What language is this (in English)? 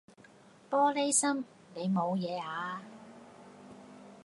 Cantonese